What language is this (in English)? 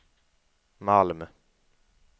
Swedish